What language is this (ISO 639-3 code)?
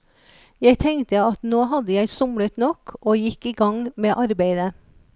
nor